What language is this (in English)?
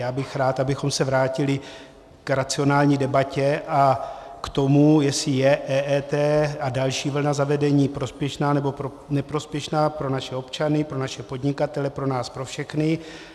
Czech